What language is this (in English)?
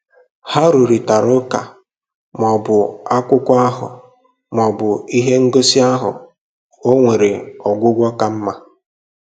Igbo